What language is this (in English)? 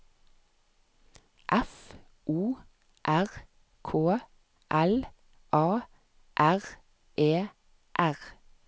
Norwegian